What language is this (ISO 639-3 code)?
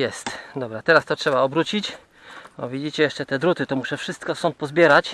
pol